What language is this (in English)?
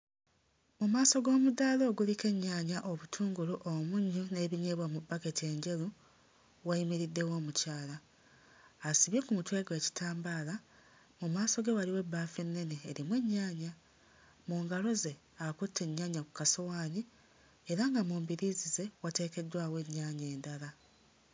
Ganda